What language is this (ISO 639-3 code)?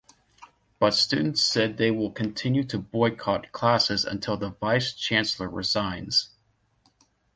eng